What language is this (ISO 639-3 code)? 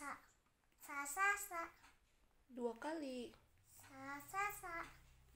ind